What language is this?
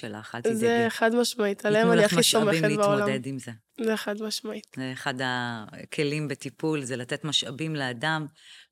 Hebrew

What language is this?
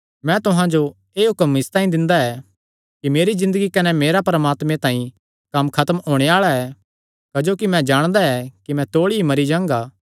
Kangri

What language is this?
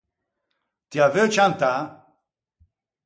Ligurian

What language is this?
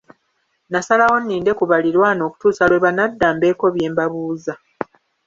Ganda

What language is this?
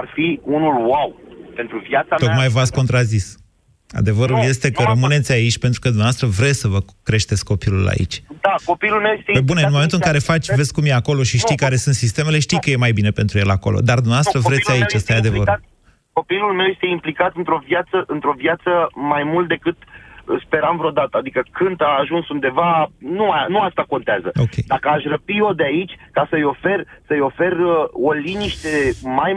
Romanian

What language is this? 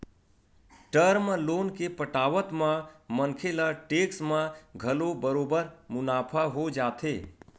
Chhattisgarhi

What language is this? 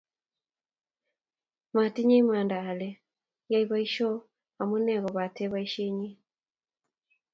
Kalenjin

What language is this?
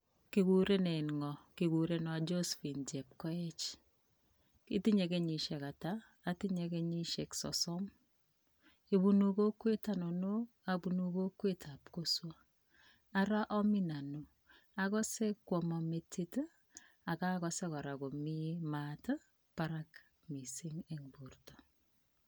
Kalenjin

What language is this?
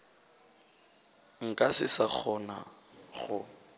Northern Sotho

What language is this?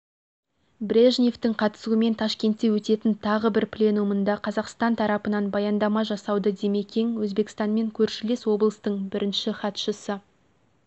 Kazakh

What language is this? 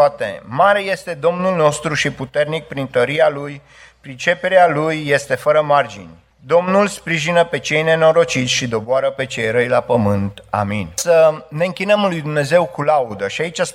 Romanian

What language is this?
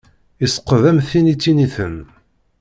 Kabyle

